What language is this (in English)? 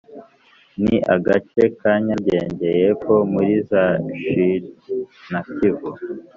Kinyarwanda